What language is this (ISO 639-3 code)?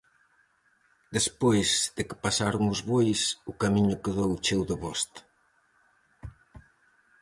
glg